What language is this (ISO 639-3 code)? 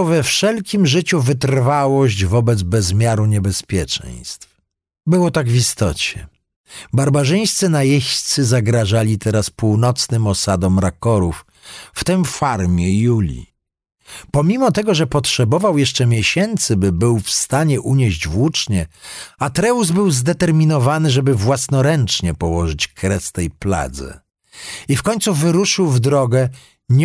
pol